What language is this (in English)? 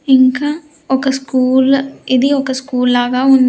Telugu